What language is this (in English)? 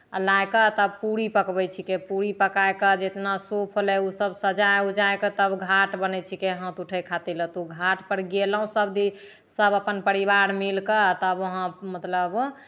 Maithili